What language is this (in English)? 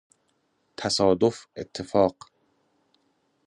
Persian